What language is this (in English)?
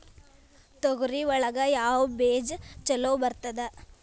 Kannada